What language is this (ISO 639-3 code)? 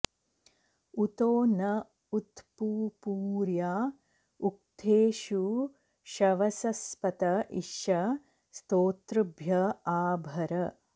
san